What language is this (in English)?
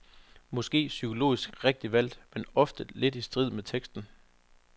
Danish